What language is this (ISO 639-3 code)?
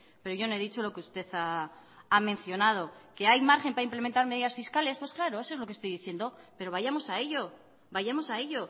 spa